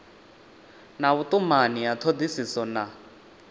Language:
Venda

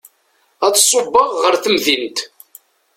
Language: Kabyle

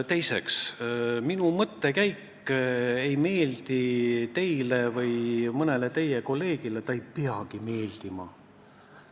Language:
Estonian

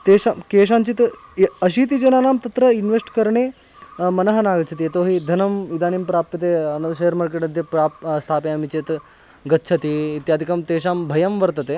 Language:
Sanskrit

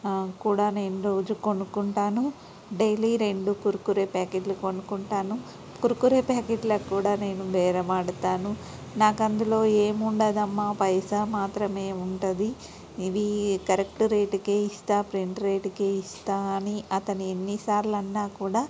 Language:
Telugu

